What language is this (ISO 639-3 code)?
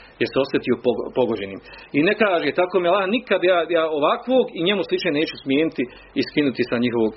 hrv